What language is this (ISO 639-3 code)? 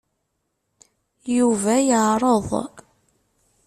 kab